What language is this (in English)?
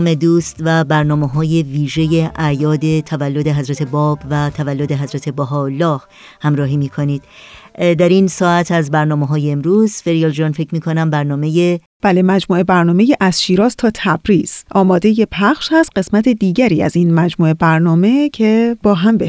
Persian